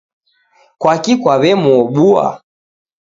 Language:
Taita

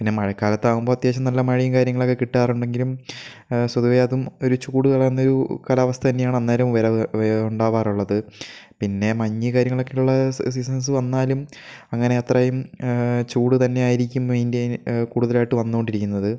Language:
Malayalam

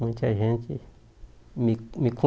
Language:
Portuguese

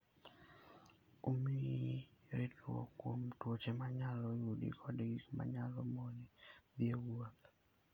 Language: Luo (Kenya and Tanzania)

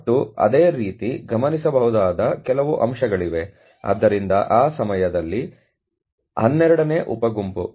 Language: Kannada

